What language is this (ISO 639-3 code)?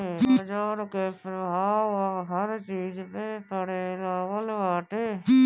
bho